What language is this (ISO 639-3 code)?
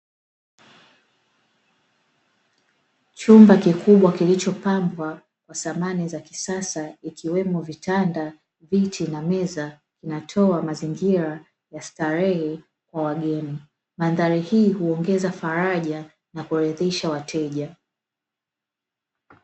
swa